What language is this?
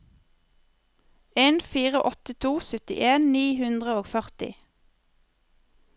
Norwegian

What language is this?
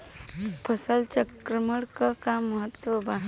Bhojpuri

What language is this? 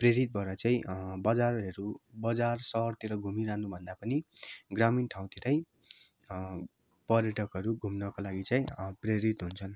Nepali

